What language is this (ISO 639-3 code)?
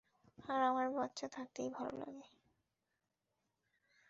ben